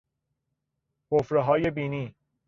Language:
Persian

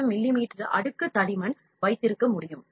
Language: Tamil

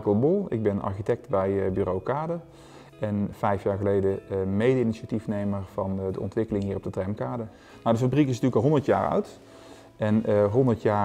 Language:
Dutch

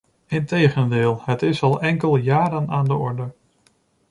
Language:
Dutch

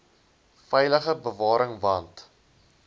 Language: Afrikaans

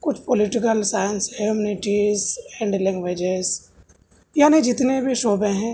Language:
Urdu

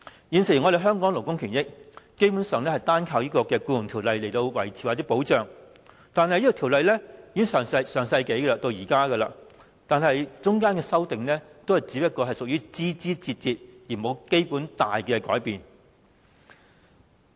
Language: Cantonese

